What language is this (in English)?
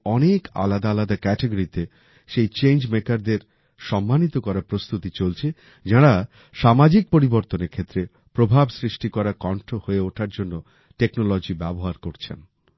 Bangla